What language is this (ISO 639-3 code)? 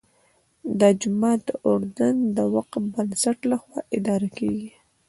pus